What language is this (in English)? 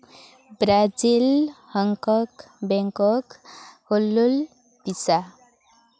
Santali